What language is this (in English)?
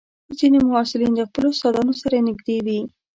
Pashto